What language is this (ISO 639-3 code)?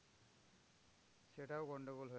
ben